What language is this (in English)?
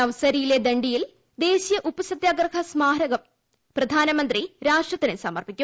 Malayalam